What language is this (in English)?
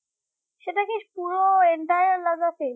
Bangla